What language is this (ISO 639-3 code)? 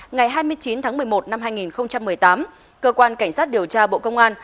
vie